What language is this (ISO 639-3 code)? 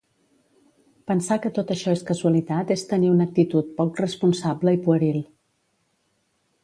cat